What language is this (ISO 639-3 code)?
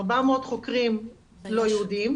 heb